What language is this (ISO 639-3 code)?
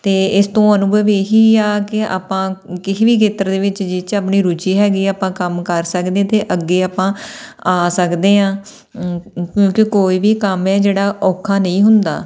pan